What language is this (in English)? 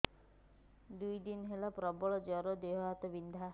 Odia